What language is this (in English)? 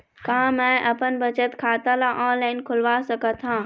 Chhattisgarhi